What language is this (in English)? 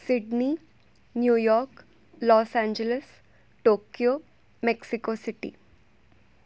Gujarati